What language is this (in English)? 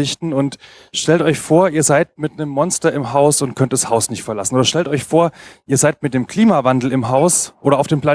German